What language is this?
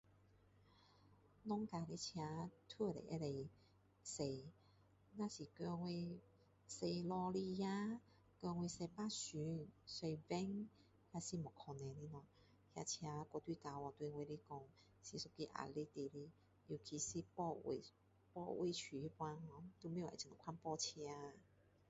Min Dong Chinese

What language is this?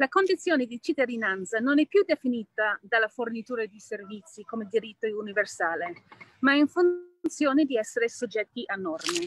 Italian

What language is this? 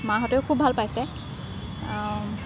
Assamese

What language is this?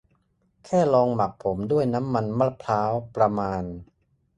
Thai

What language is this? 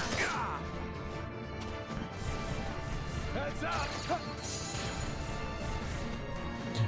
German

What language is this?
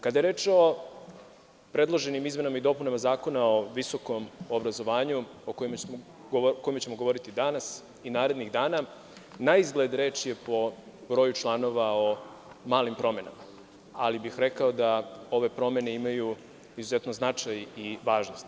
Serbian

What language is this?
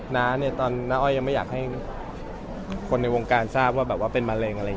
Thai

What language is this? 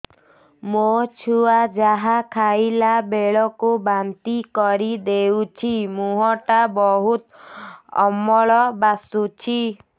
Odia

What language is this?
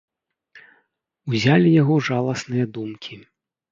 Belarusian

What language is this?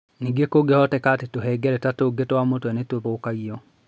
Kikuyu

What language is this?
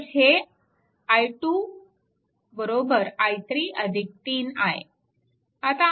Marathi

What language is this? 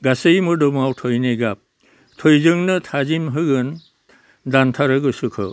Bodo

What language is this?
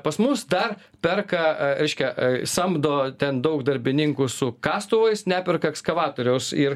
Lithuanian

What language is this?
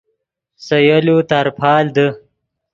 Yidgha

